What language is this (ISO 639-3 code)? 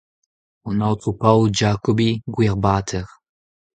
bre